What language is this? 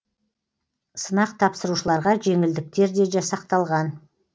Kazakh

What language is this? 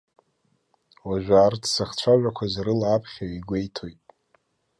Abkhazian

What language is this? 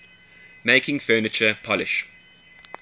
English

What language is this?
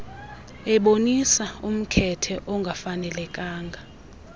Xhosa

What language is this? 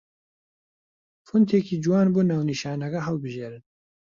Central Kurdish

